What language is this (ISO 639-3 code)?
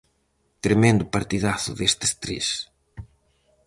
glg